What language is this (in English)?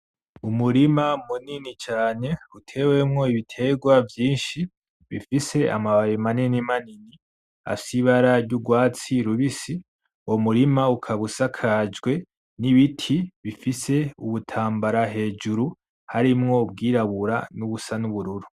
Rundi